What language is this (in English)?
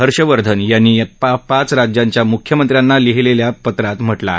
Marathi